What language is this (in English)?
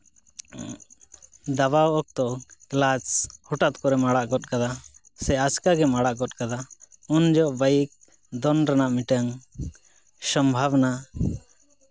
Santali